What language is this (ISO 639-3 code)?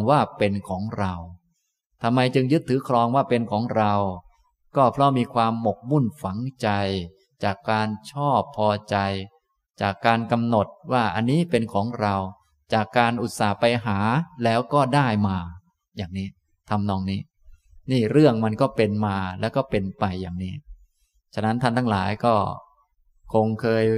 tha